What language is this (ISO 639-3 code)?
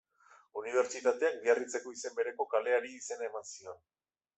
eus